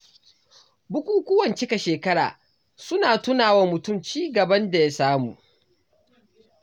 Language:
Hausa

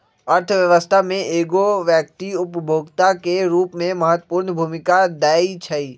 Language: Magahi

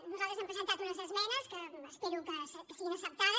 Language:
Catalan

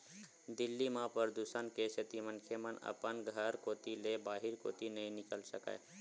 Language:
Chhattisgarhi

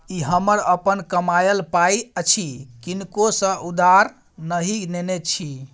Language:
Maithili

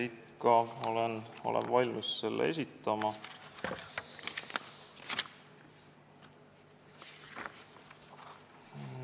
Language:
Estonian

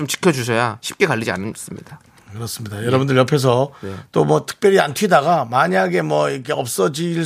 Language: Korean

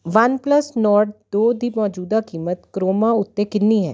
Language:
Punjabi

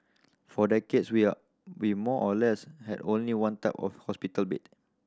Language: English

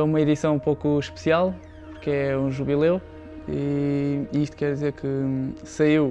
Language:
Portuguese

